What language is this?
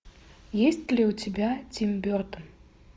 Russian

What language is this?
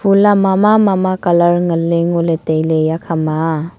Wancho Naga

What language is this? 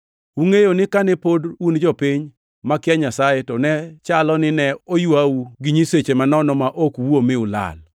Luo (Kenya and Tanzania)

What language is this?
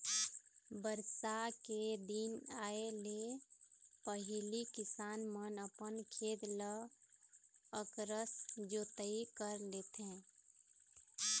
Chhattisgarhi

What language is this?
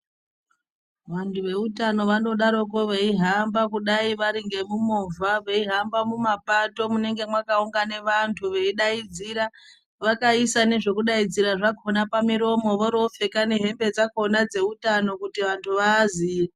Ndau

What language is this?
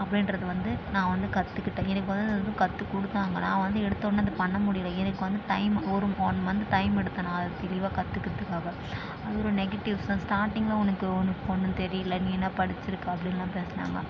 Tamil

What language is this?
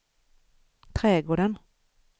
Swedish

